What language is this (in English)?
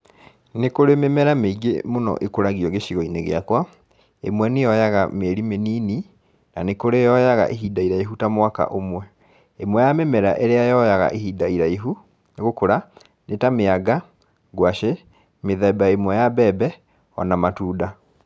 Kikuyu